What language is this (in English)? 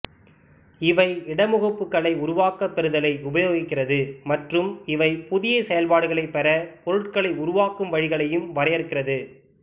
Tamil